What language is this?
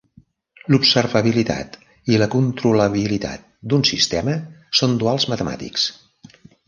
Catalan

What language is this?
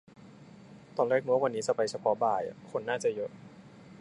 Thai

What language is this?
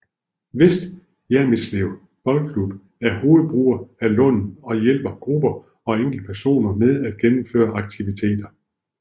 Danish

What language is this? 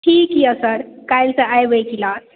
Maithili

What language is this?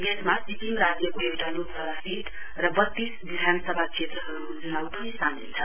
Nepali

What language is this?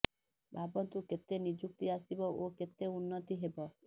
Odia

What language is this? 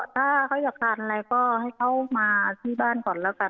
Thai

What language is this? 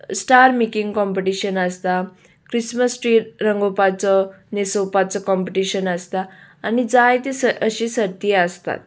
Konkani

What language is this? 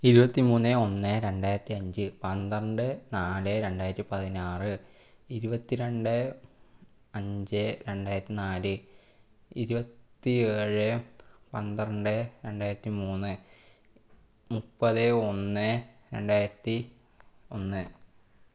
Malayalam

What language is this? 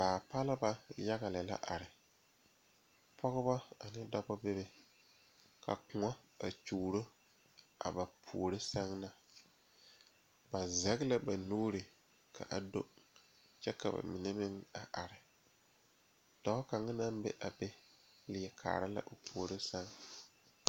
Southern Dagaare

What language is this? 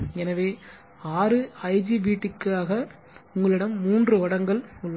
Tamil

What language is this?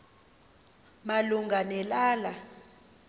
Xhosa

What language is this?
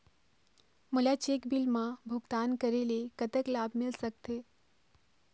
Chhattisgarhi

